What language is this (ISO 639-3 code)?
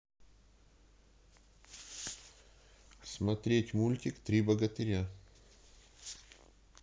rus